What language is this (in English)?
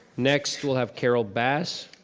English